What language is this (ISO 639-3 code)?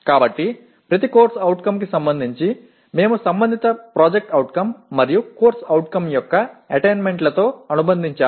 tel